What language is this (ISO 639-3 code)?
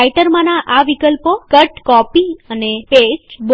guj